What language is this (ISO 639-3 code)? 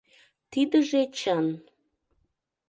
chm